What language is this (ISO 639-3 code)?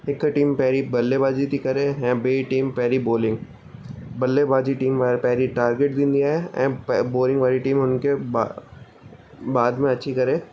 snd